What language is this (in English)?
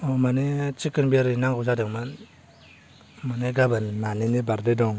Bodo